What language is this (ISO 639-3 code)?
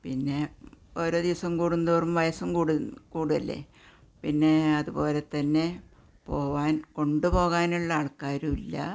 mal